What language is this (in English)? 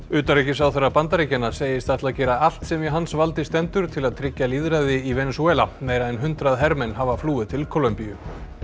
Icelandic